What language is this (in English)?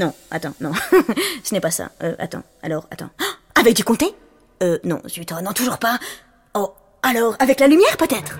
French